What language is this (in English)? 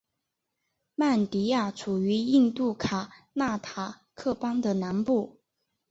Chinese